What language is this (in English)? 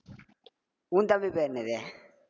Tamil